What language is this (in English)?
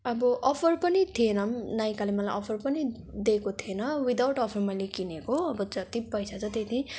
Nepali